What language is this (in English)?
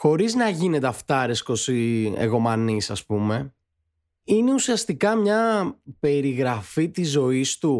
Greek